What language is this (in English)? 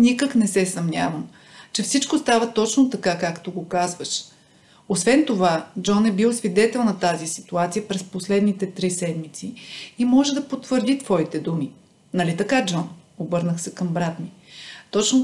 Bulgarian